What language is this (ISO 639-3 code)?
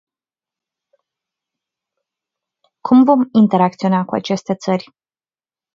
ron